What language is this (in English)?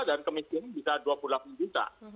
Indonesian